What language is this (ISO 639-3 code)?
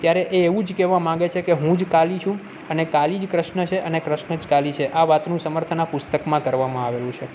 guj